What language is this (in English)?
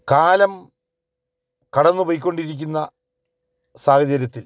Malayalam